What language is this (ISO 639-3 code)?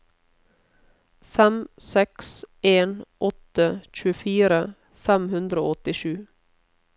nor